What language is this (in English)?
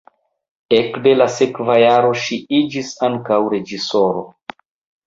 Esperanto